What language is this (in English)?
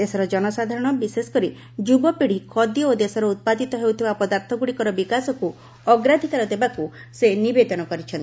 Odia